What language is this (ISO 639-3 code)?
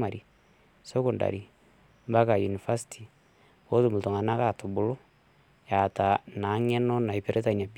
mas